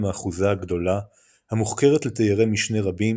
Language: Hebrew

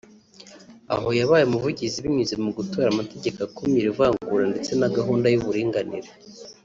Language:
Kinyarwanda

